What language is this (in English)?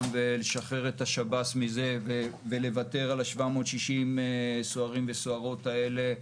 Hebrew